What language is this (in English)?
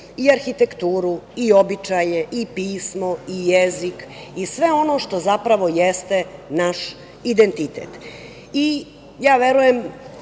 Serbian